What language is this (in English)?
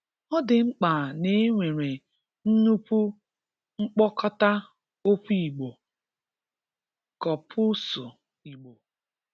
Igbo